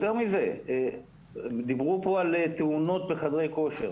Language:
Hebrew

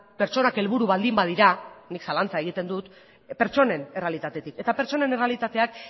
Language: Basque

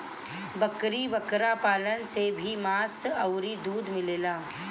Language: Bhojpuri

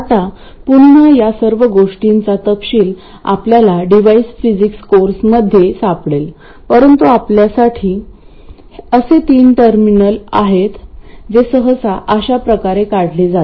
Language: Marathi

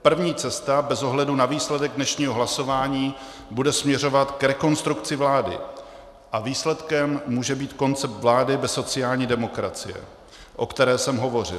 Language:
Czech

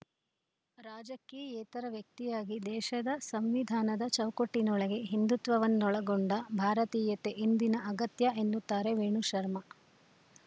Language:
Kannada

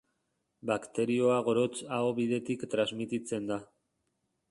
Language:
Basque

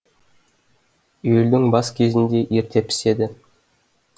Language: Kazakh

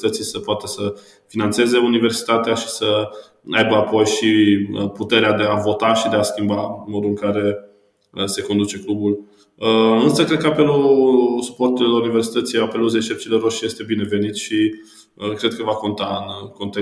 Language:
Romanian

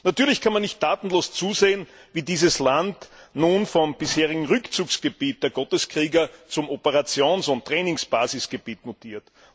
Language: German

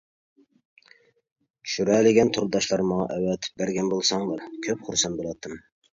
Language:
Uyghur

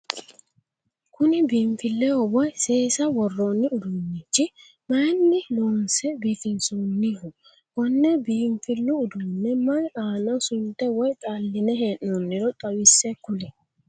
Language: Sidamo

